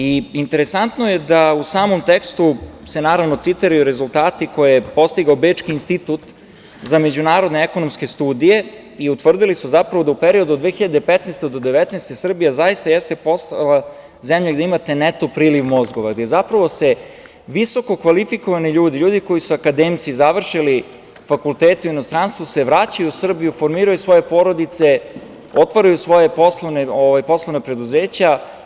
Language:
Serbian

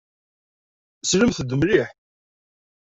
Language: Kabyle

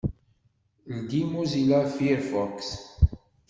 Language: Kabyle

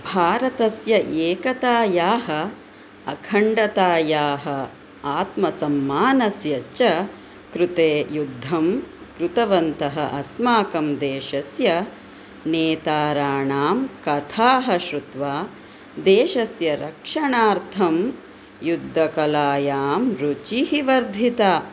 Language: Sanskrit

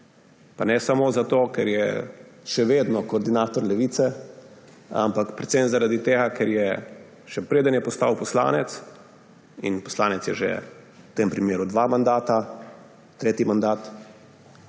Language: Slovenian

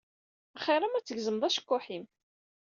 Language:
Kabyle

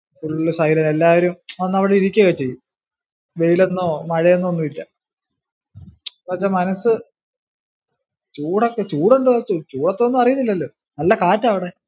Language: Malayalam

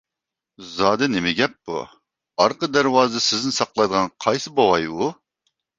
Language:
Uyghur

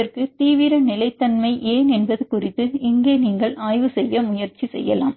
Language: Tamil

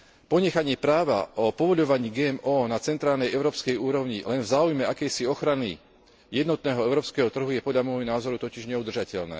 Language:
Slovak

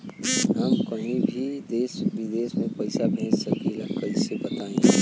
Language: Bhojpuri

